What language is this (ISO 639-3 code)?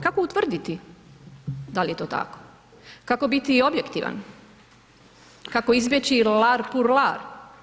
hrv